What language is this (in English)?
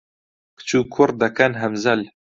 Central Kurdish